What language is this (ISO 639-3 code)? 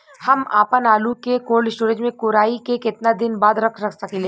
bho